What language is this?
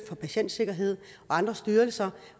Danish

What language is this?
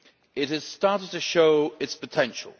English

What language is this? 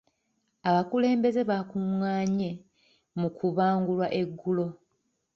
Ganda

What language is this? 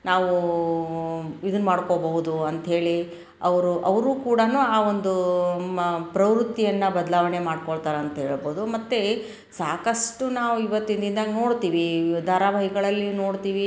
Kannada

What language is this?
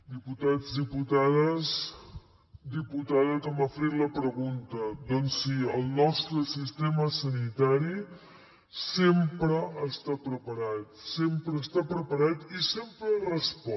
Catalan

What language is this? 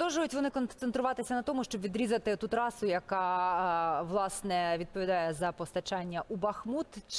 Ukrainian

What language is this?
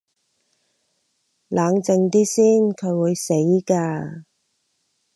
Cantonese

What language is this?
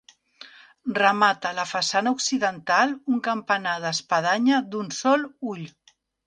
Catalan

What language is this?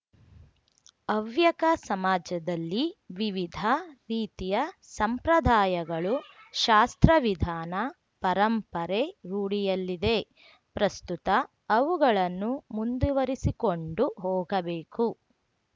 Kannada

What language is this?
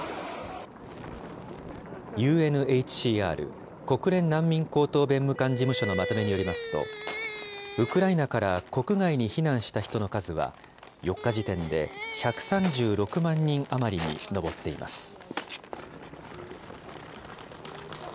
Japanese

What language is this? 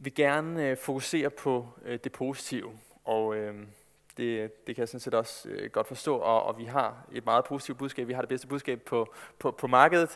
Danish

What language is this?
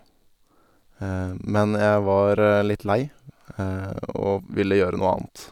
Norwegian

